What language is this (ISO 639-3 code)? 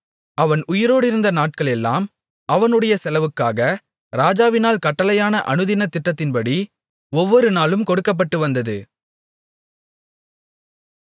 tam